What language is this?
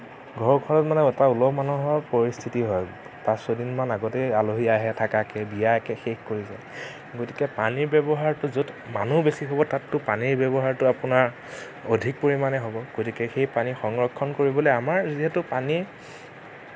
Assamese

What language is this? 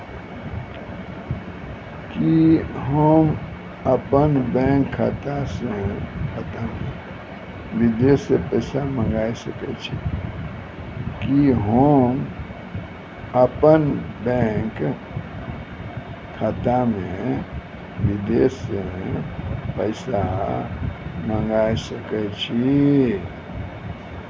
Maithili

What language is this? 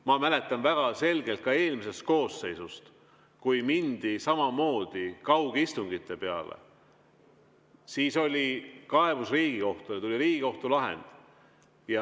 Estonian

